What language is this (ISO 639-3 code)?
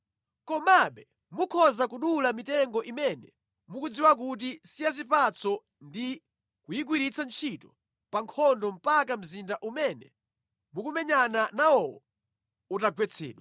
nya